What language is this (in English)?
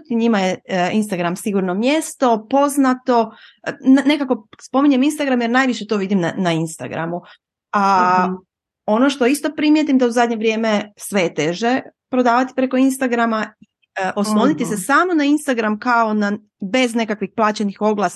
Croatian